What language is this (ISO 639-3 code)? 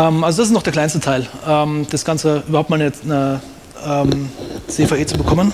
deu